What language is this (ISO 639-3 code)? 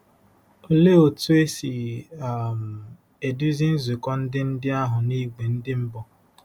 ibo